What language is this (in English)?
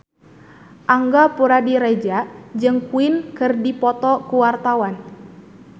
Sundanese